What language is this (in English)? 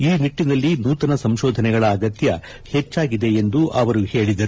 Kannada